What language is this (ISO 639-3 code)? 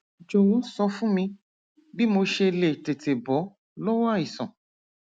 yor